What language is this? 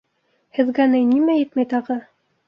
Bashkir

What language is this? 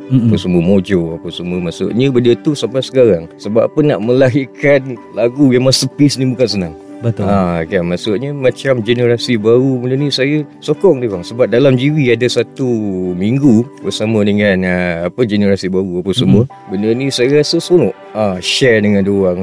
Malay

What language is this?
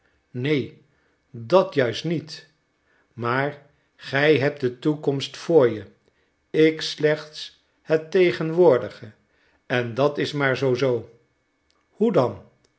Dutch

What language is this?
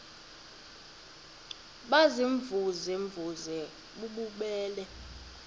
Xhosa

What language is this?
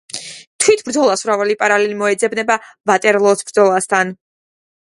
Georgian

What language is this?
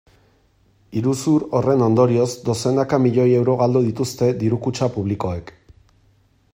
Basque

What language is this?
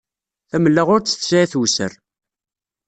Kabyle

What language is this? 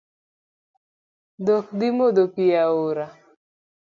Luo (Kenya and Tanzania)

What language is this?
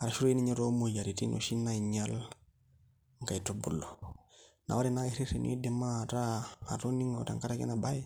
Masai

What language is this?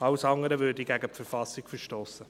Swiss German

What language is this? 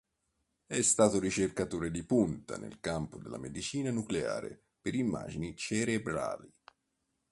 Italian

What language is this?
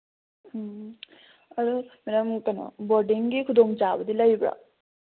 Manipuri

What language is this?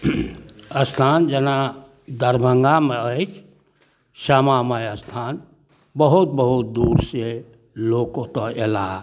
Maithili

